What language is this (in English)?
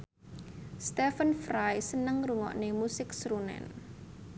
Javanese